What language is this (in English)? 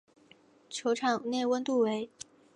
Chinese